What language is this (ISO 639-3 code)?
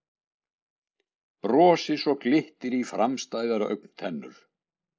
isl